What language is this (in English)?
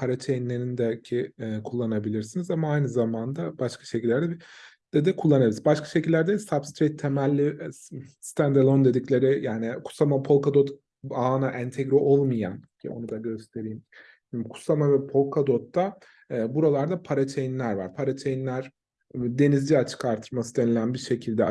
Turkish